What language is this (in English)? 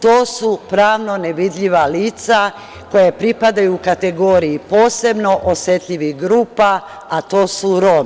Serbian